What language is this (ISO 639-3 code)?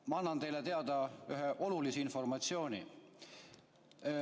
est